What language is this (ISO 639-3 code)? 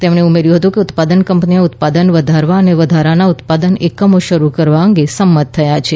guj